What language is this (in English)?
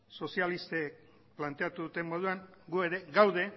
Basque